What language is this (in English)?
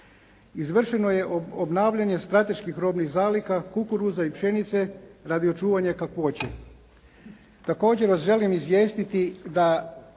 Croatian